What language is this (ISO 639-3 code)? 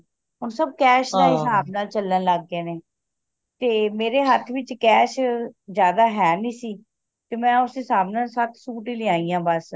pan